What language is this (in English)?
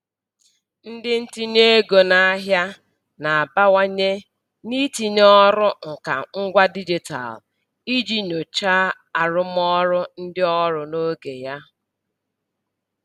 Igbo